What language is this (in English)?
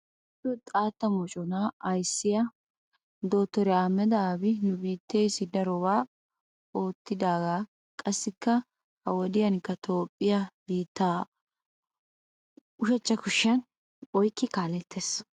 Wolaytta